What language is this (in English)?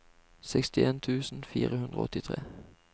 Norwegian